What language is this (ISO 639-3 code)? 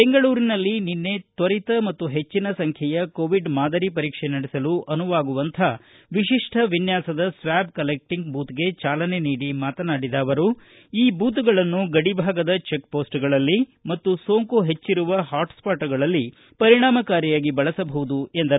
kan